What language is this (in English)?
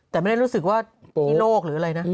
Thai